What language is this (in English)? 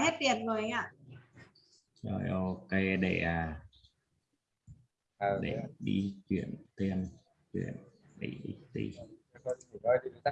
Vietnamese